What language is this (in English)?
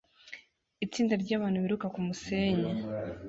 Kinyarwanda